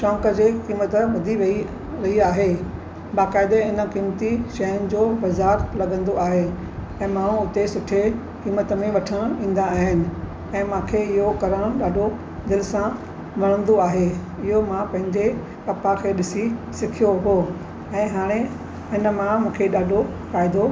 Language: Sindhi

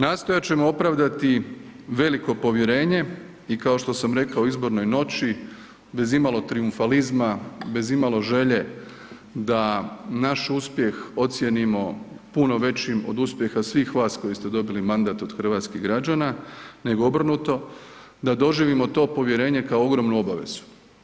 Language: Croatian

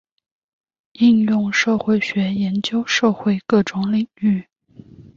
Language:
Chinese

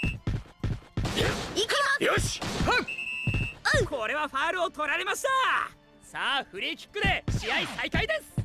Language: Japanese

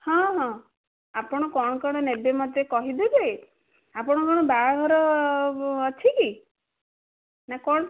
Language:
Odia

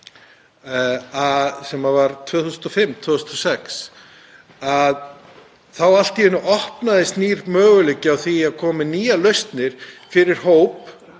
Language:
Icelandic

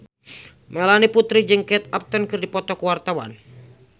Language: Sundanese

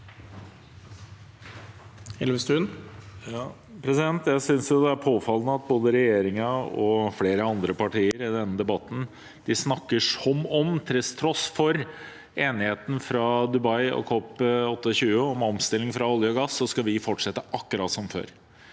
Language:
Norwegian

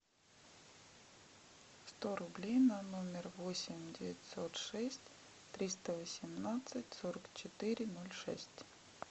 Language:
Russian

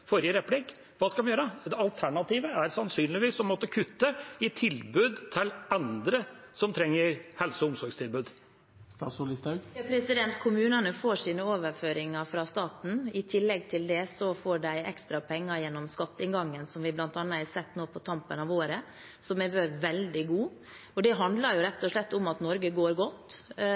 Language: Norwegian Bokmål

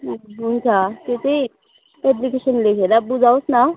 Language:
Nepali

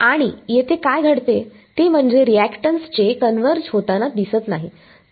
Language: Marathi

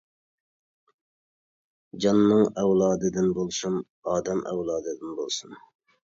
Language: Uyghur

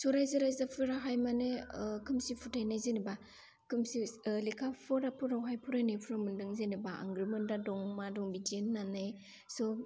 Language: Bodo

